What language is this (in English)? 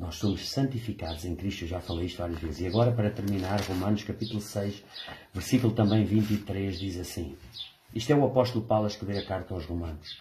Portuguese